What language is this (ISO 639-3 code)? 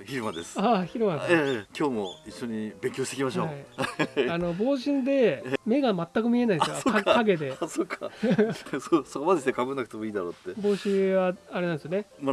jpn